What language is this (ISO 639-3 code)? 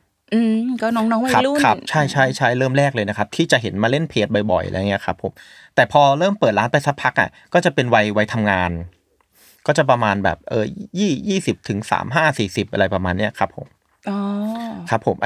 tha